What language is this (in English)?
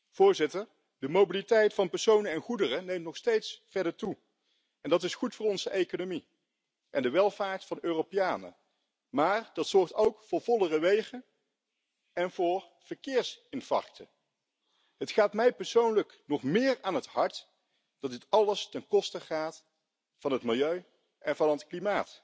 Spanish